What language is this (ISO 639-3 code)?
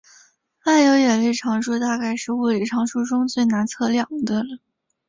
zho